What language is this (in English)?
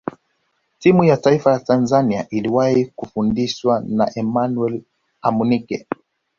Swahili